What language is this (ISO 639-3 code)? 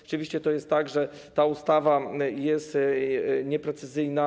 pol